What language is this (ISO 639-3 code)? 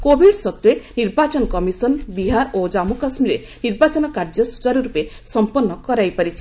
ori